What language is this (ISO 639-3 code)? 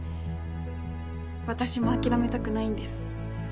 jpn